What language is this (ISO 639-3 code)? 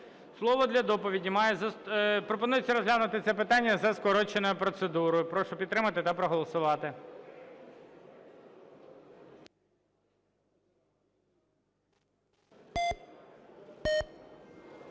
ukr